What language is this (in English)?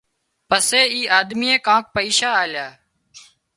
Wadiyara Koli